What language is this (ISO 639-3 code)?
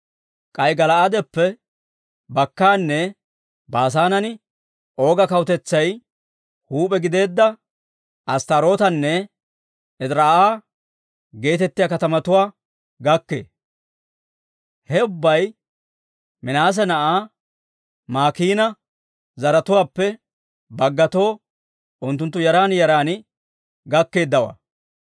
dwr